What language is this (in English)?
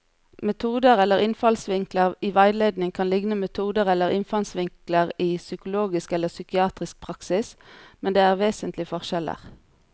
Norwegian